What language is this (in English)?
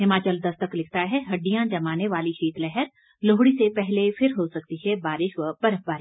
Hindi